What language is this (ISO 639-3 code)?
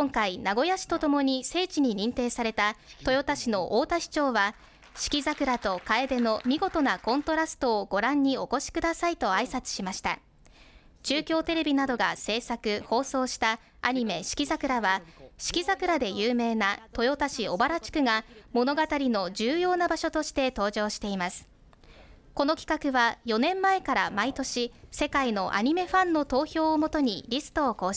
jpn